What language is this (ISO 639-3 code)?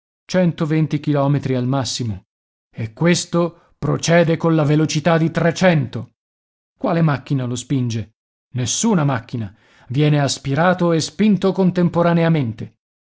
ita